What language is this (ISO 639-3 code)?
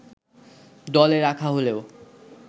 ben